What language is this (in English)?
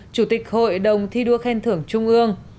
Vietnamese